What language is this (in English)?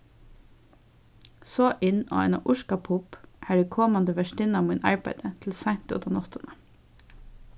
Faroese